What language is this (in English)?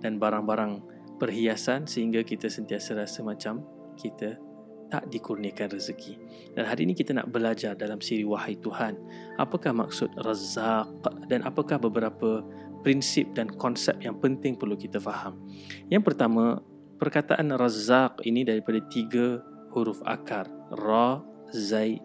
Malay